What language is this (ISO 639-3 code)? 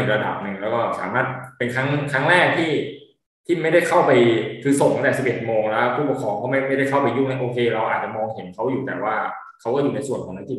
tha